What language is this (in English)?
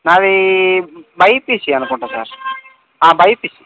Telugu